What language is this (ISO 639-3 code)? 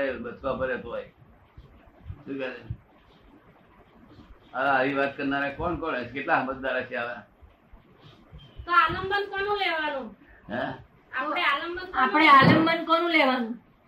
guj